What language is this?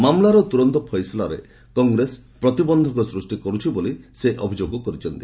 Odia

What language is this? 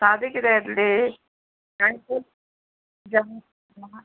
Konkani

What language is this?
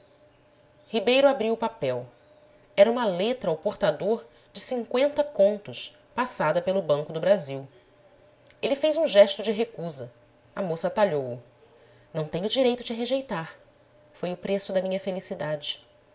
Portuguese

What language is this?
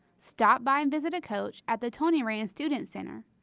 English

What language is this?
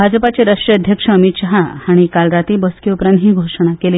Konkani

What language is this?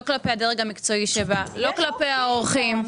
Hebrew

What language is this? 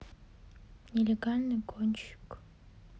Russian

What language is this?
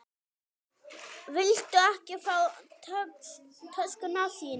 Icelandic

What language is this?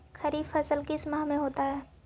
Magahi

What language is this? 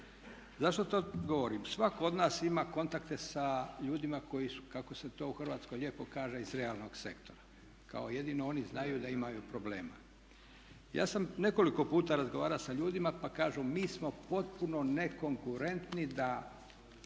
Croatian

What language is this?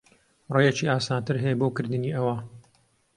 Central Kurdish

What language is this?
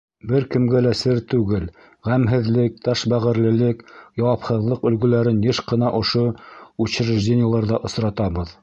Bashkir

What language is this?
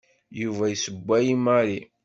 Kabyle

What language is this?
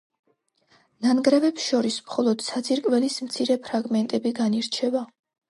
Georgian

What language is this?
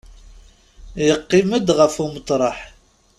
Kabyle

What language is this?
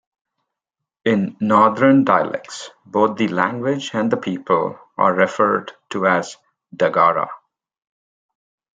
English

